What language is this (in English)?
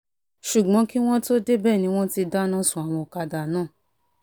Yoruba